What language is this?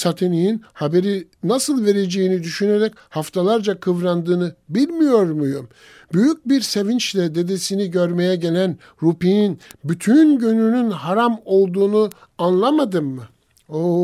Turkish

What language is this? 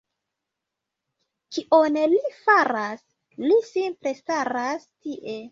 Esperanto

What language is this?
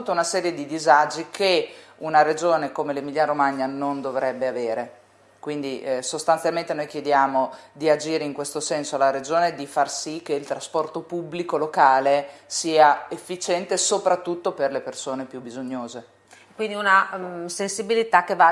Italian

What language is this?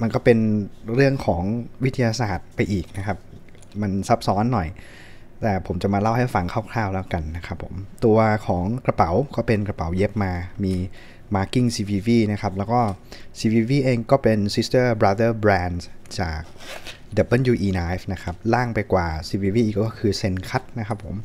Thai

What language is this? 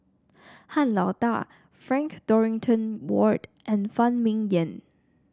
English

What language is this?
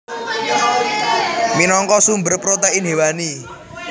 Javanese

